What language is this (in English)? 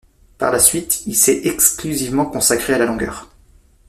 French